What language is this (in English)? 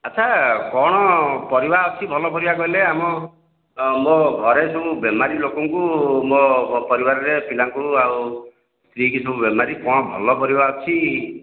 Odia